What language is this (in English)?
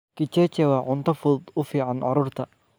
Somali